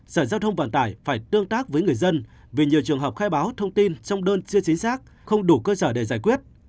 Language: Vietnamese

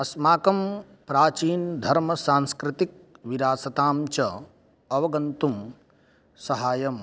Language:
Sanskrit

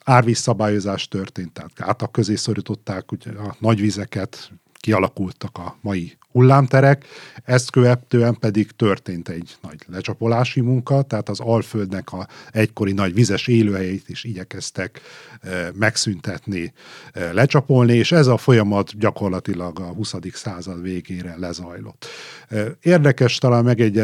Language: Hungarian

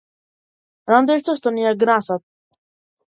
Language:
Macedonian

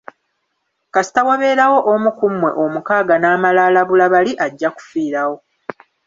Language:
Ganda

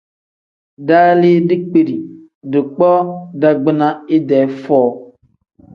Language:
Tem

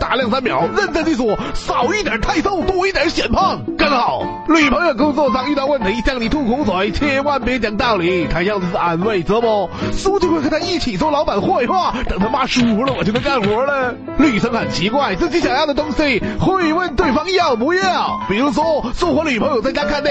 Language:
Chinese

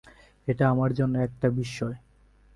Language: Bangla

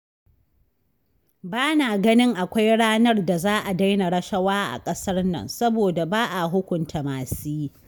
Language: Hausa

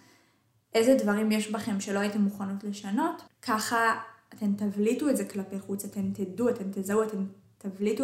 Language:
Hebrew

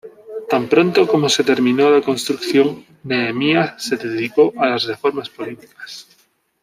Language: Spanish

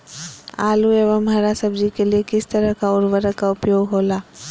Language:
Magahi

